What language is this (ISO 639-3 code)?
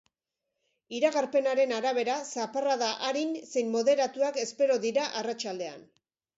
eus